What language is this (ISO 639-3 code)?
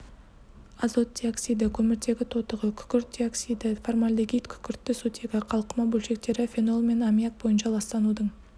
kaz